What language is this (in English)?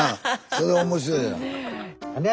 Japanese